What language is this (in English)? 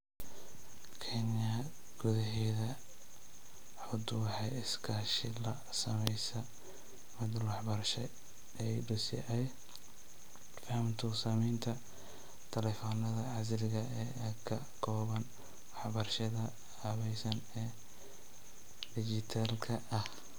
Somali